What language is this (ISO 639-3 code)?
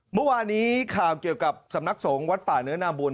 tha